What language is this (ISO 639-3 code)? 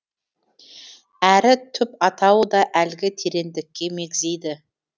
kaz